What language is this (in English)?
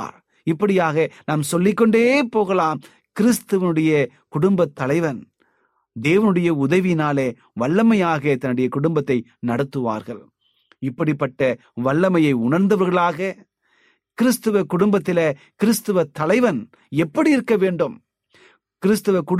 Tamil